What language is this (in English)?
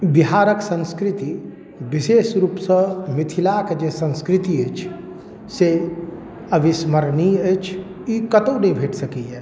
Maithili